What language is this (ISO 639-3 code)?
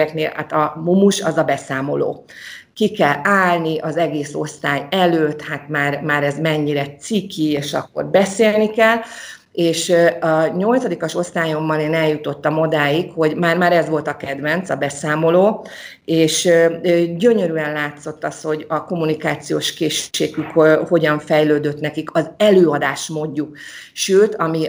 hun